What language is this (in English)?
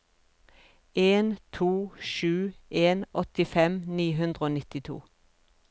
Norwegian